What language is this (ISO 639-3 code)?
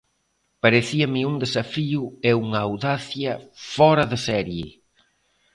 glg